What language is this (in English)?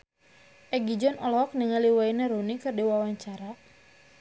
Sundanese